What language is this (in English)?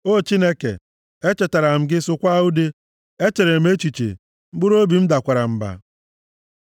Igbo